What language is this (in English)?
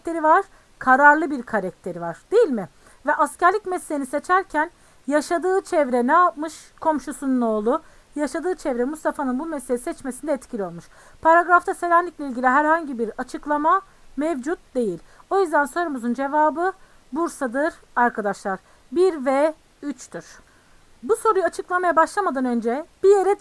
Turkish